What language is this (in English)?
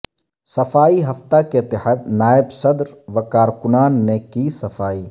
Urdu